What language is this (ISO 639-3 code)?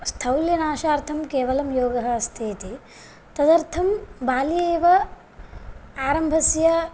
san